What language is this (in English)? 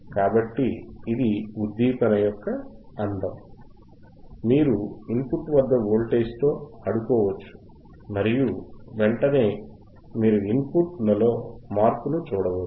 Telugu